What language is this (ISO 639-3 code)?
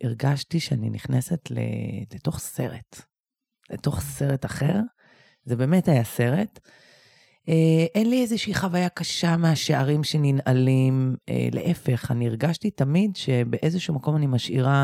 heb